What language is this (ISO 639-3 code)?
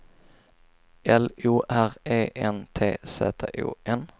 swe